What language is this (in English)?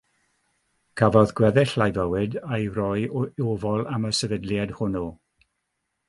Welsh